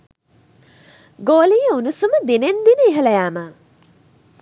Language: Sinhala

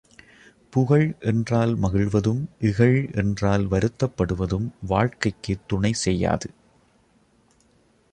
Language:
Tamil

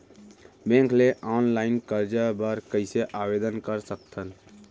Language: Chhattisgarhi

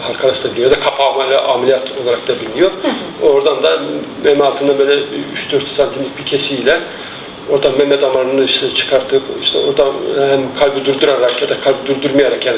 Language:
Turkish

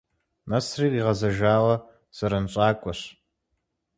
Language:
Kabardian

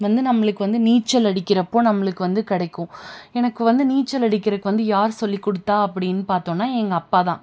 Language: Tamil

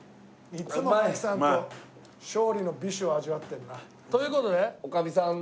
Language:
Japanese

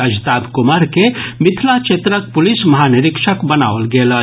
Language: Maithili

